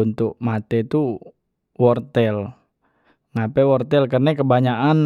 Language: Musi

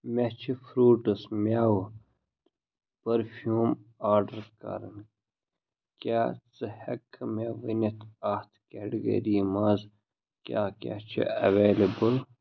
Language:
Kashmiri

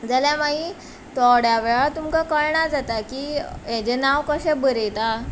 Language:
Konkani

